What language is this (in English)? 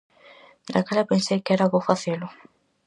Galician